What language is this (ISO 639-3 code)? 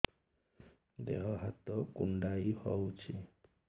ori